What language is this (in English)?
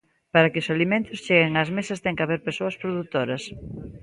Galician